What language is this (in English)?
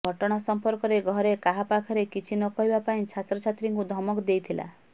Odia